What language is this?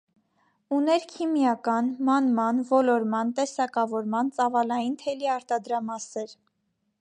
Armenian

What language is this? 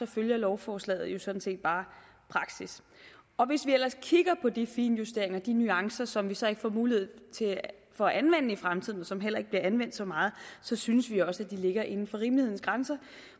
Danish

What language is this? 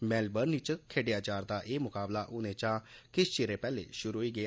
Dogri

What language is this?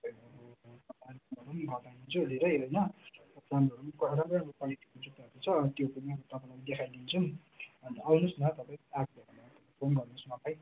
Nepali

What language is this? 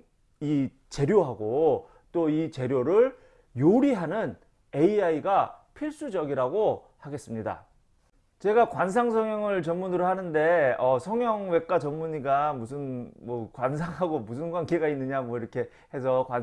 Korean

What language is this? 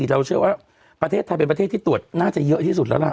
Thai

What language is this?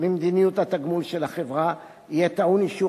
Hebrew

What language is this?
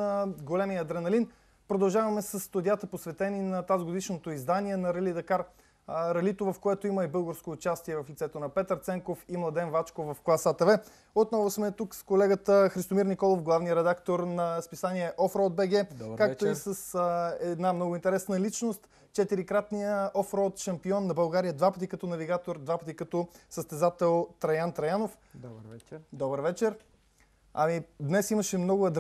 Bulgarian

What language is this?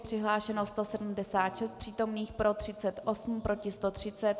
Czech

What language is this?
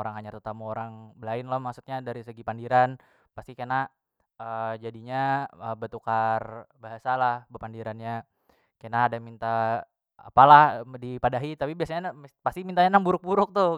Banjar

